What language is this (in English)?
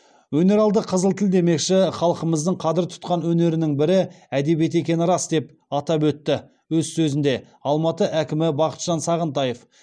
Kazakh